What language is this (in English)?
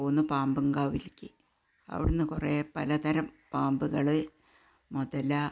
Malayalam